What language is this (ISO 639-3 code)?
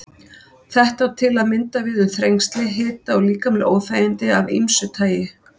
isl